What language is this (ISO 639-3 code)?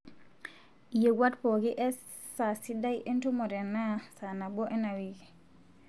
mas